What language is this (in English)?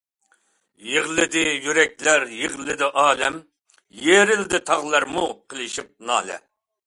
Uyghur